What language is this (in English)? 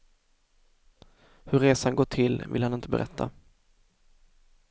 Swedish